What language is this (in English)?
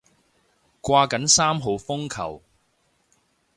Cantonese